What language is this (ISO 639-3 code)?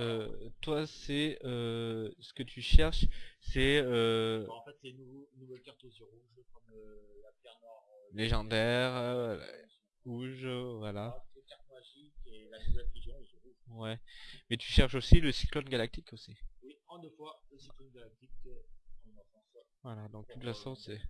fra